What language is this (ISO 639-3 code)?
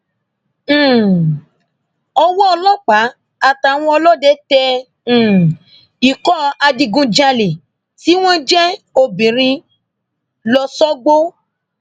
yor